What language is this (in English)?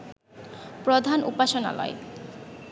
Bangla